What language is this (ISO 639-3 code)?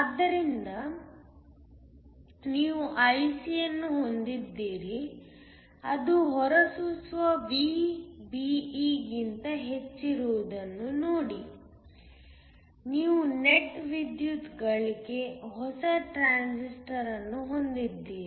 kan